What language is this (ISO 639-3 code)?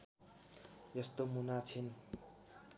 nep